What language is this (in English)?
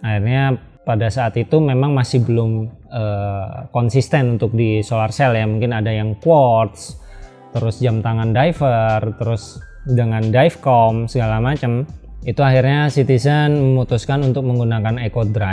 Indonesian